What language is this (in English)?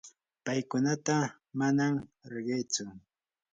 Yanahuanca Pasco Quechua